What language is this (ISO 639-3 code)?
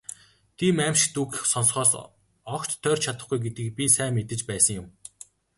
mon